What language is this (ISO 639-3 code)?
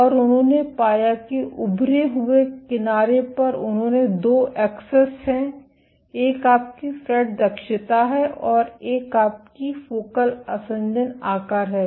hin